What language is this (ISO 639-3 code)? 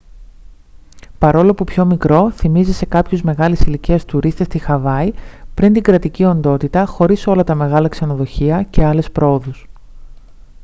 ell